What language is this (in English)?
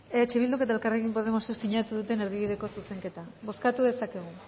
Basque